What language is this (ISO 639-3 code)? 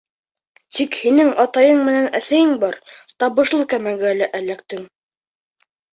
bak